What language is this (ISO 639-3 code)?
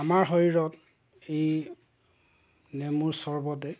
asm